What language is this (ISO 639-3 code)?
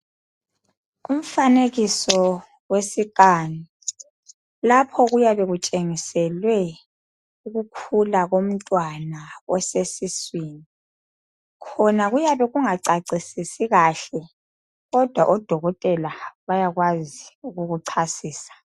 nde